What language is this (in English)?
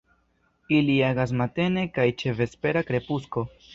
Esperanto